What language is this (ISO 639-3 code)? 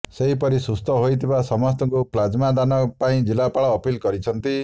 ori